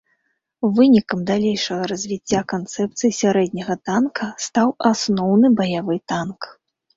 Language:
Belarusian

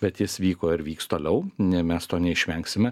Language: Lithuanian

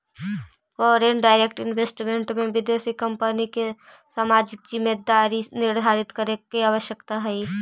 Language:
Magahi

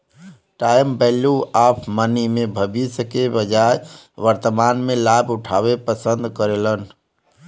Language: Bhojpuri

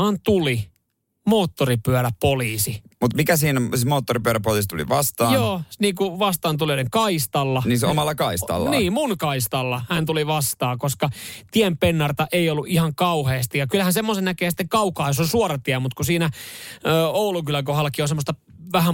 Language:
Finnish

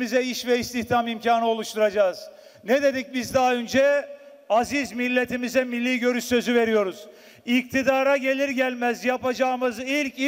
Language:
Turkish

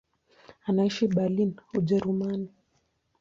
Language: Swahili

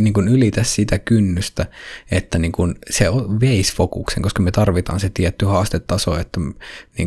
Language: Finnish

